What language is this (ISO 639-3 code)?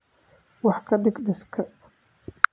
som